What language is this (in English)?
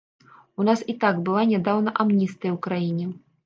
Belarusian